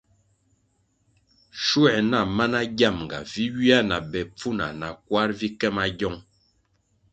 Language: Kwasio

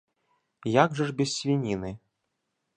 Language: Belarusian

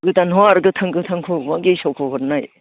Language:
Bodo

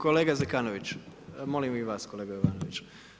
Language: Croatian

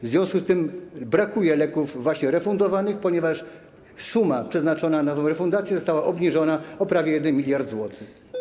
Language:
Polish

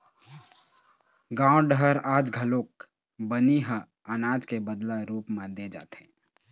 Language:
Chhattisgarhi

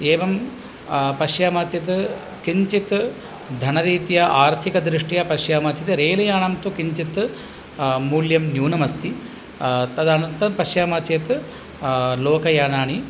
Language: Sanskrit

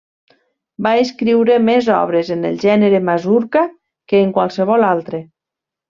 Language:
Catalan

